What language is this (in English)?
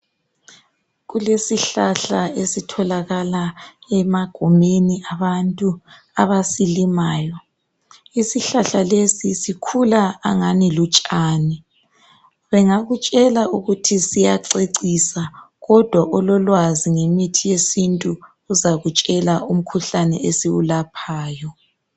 North Ndebele